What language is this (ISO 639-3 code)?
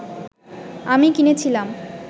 ben